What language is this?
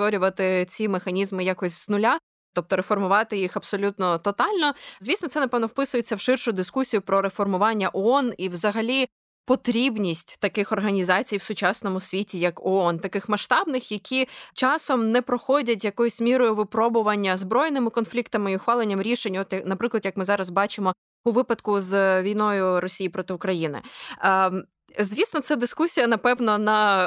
Ukrainian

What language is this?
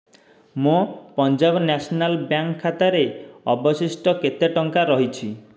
Odia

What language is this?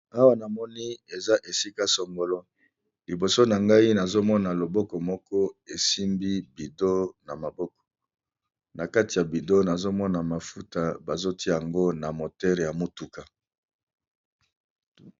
Lingala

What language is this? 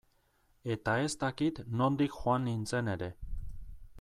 Basque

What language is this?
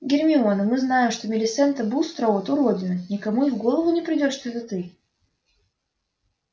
Russian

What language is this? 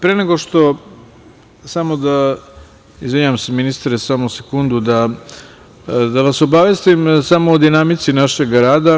Serbian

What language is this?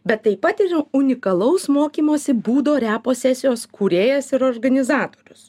Lithuanian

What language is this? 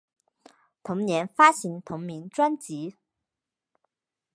Chinese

